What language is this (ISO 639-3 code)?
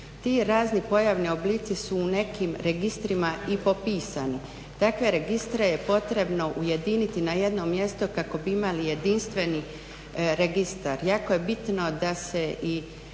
hrv